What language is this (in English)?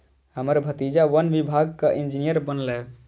Maithili